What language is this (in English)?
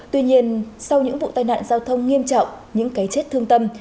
Vietnamese